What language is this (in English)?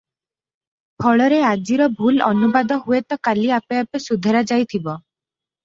Odia